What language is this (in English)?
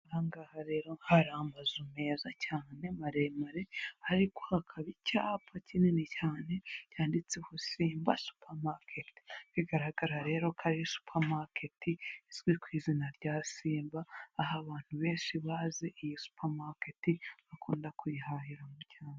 Kinyarwanda